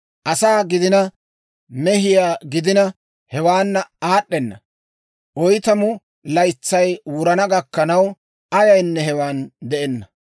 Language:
Dawro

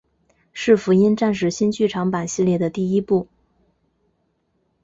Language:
Chinese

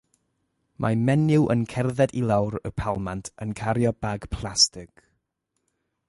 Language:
Welsh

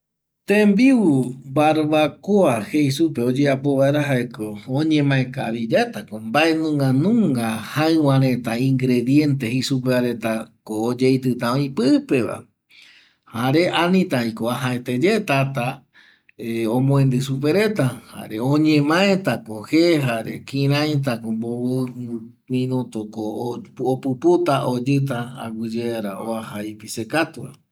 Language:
Eastern Bolivian Guaraní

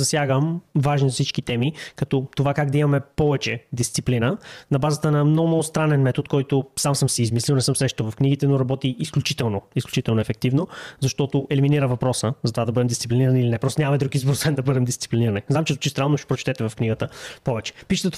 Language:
Bulgarian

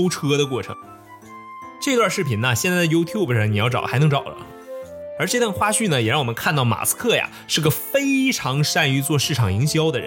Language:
Chinese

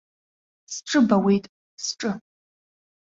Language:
Abkhazian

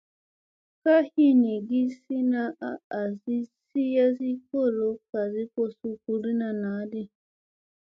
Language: Musey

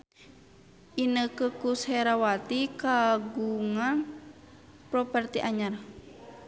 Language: Sundanese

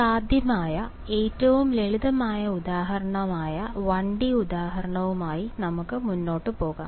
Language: Malayalam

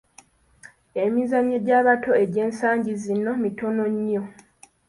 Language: Ganda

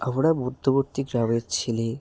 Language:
Bangla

